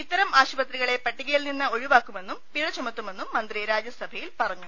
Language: Malayalam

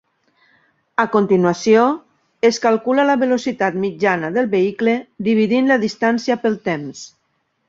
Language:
Catalan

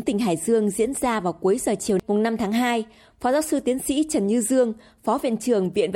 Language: Vietnamese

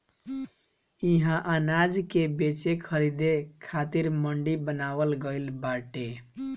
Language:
Bhojpuri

